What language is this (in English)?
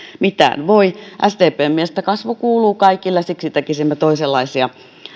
Finnish